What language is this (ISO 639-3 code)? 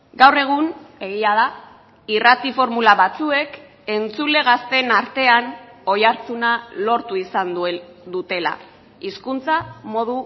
eus